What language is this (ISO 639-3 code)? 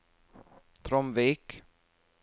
nor